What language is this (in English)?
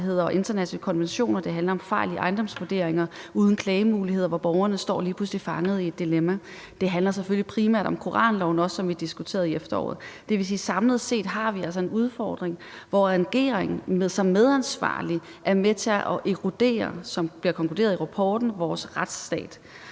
Danish